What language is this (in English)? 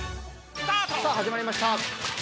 Japanese